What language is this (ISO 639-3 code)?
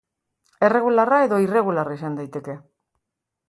eus